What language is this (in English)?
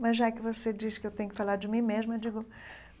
Portuguese